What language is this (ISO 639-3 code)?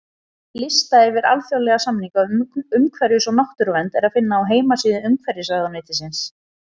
isl